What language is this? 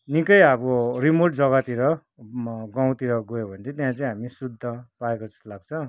Nepali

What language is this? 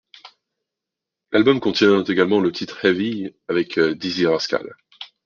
French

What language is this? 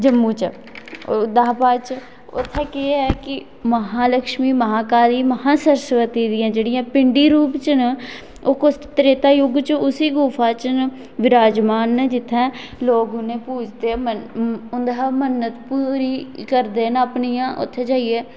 Dogri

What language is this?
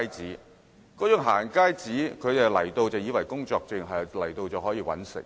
Cantonese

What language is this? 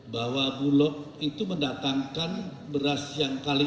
Indonesian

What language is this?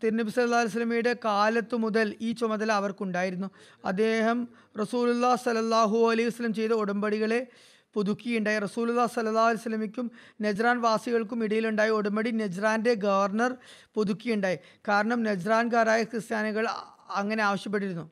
Malayalam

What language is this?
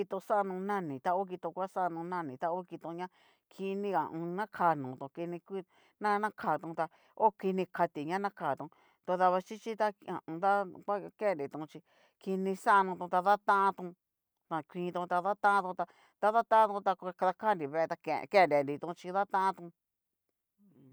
Cacaloxtepec Mixtec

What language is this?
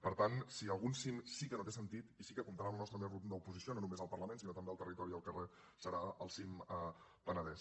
Catalan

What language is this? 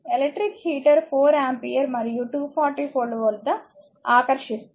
Telugu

